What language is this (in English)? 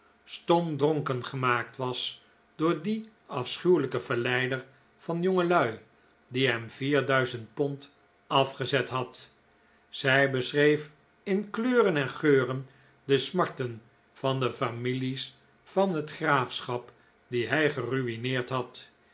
Dutch